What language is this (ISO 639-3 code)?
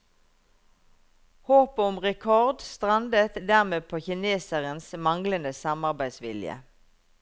nor